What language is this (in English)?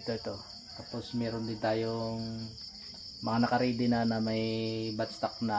Filipino